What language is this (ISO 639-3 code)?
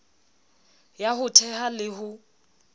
sot